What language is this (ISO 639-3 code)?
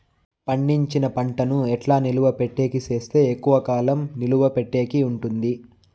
tel